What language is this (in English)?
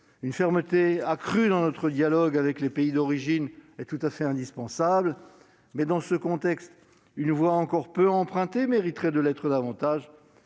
French